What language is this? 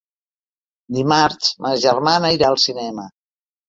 Catalan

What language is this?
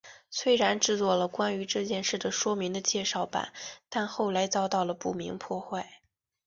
Chinese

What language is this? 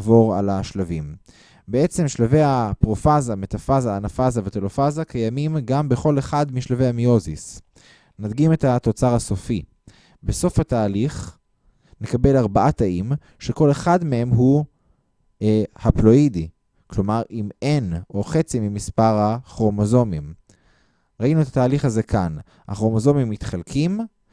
Hebrew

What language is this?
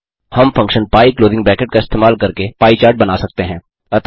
Hindi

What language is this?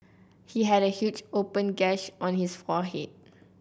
English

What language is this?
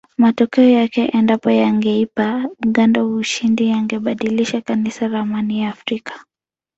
Swahili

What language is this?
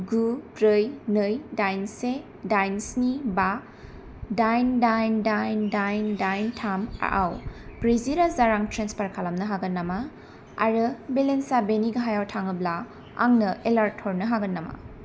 Bodo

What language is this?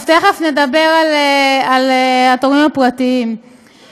Hebrew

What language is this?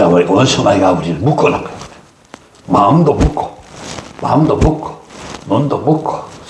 Korean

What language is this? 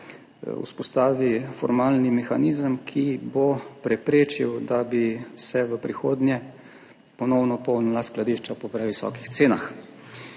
Slovenian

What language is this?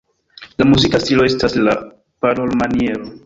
Esperanto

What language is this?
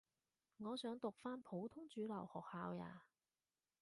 Cantonese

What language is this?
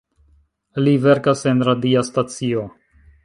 Esperanto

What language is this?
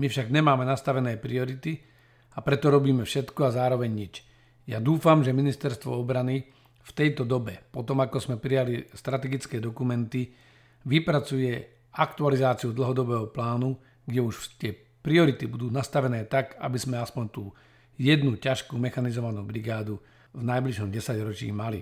Slovak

